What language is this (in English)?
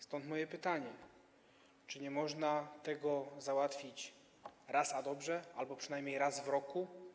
Polish